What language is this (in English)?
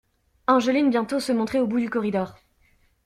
French